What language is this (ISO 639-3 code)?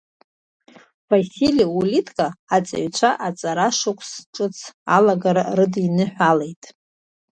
abk